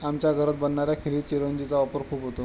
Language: Marathi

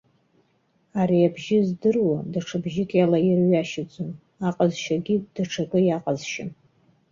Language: Abkhazian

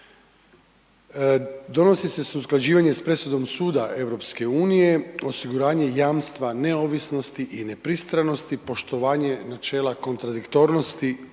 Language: Croatian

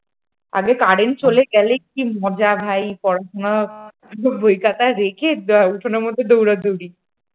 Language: Bangla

